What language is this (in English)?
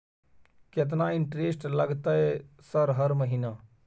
Maithili